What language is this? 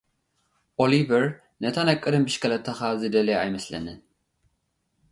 Tigrinya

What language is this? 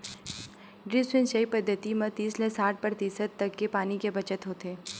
Chhattisgarhi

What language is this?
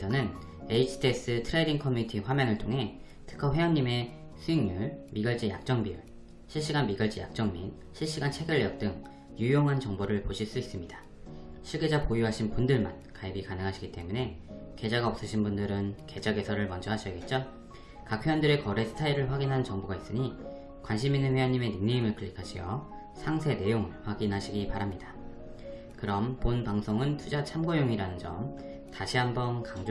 Korean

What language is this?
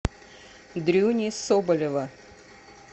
Russian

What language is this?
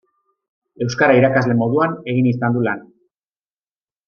Basque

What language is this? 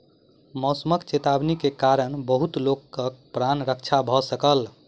Maithili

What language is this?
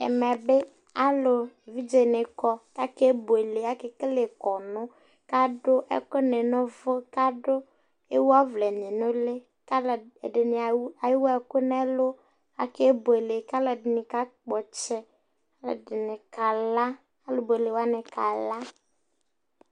Ikposo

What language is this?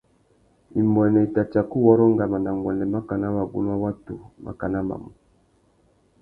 Tuki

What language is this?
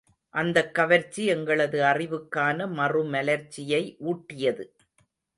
Tamil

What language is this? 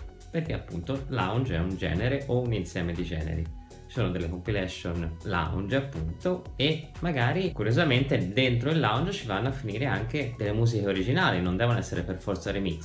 Italian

